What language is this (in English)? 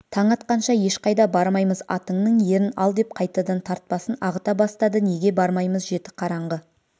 Kazakh